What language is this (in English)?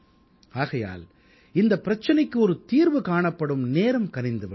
Tamil